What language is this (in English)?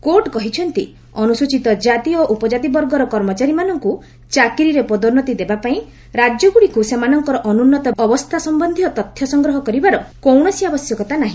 Odia